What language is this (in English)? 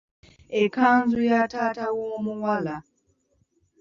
Ganda